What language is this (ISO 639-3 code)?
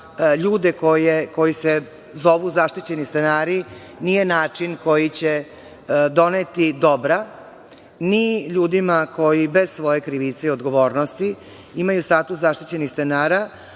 srp